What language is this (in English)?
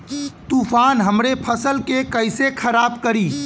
Bhojpuri